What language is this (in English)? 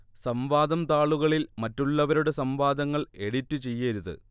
Malayalam